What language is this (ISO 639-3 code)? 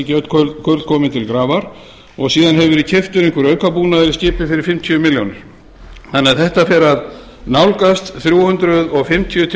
isl